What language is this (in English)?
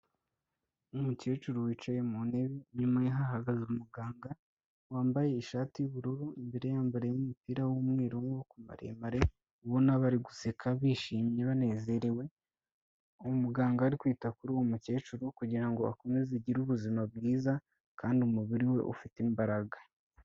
Kinyarwanda